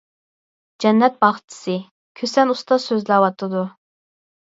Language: Uyghur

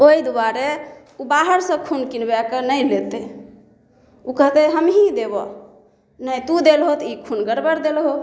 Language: Maithili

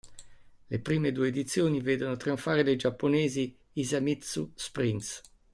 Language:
Italian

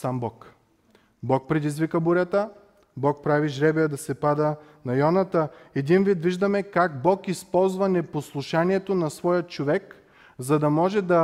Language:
Bulgarian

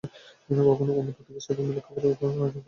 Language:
Bangla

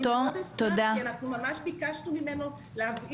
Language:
Hebrew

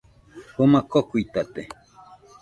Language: Nüpode Huitoto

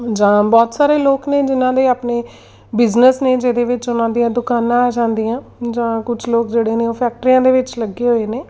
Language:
Punjabi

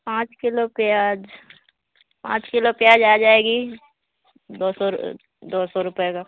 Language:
Urdu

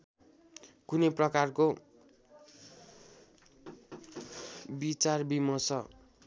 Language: Nepali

